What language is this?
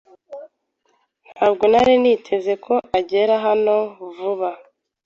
Kinyarwanda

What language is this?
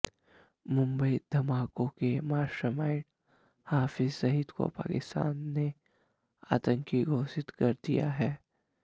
Hindi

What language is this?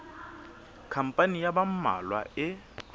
Southern Sotho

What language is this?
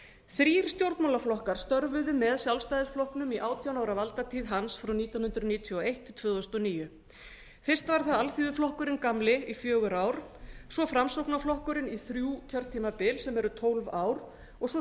Icelandic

